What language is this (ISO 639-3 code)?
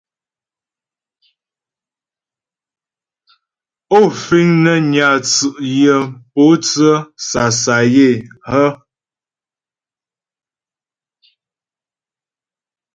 bbj